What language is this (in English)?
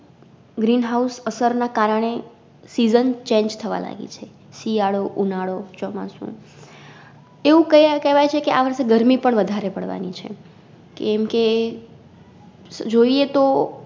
Gujarati